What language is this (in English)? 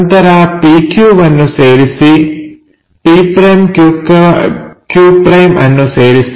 Kannada